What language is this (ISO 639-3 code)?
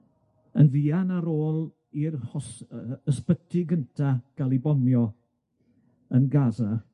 cym